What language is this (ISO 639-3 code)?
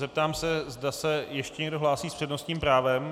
ces